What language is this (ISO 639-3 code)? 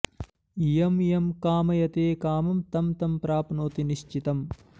san